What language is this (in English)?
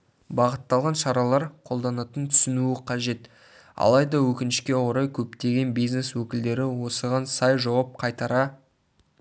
Kazakh